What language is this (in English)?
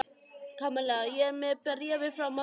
Icelandic